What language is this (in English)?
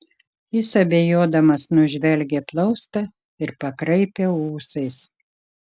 Lithuanian